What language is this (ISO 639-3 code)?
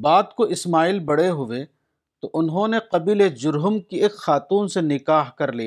urd